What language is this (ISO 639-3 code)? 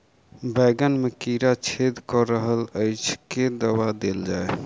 mai